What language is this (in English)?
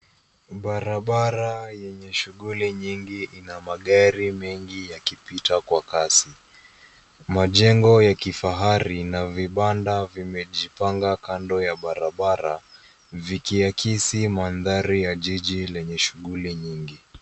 Swahili